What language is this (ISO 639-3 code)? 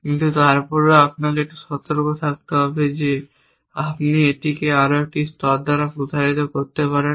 ben